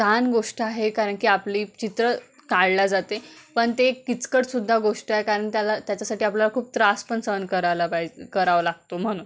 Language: Marathi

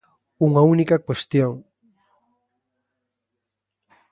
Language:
Galician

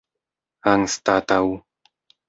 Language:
Esperanto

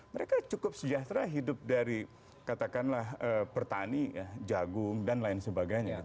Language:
Indonesian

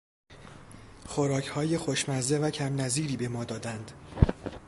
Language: Persian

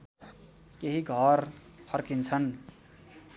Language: Nepali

